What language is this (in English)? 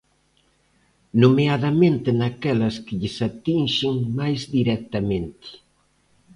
Galician